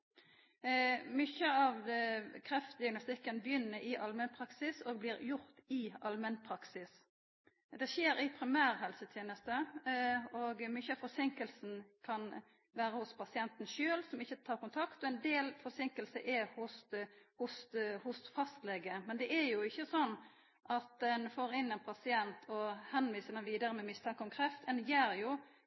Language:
Norwegian Nynorsk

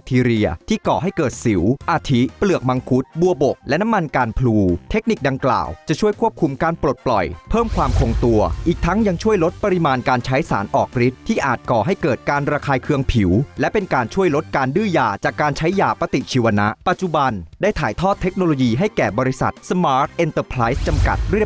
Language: Thai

